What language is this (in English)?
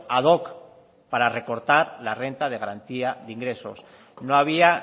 Spanish